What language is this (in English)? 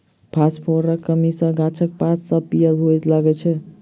Maithili